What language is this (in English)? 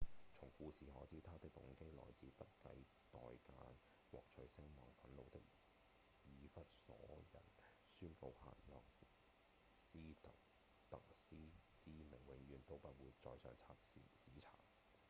Cantonese